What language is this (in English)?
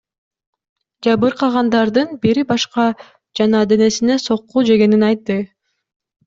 Kyrgyz